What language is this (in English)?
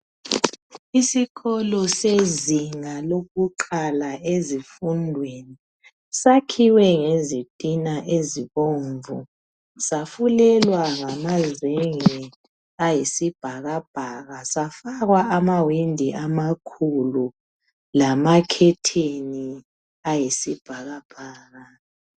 North Ndebele